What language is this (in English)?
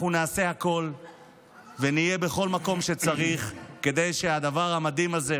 Hebrew